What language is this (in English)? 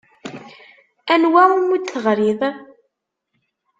Kabyle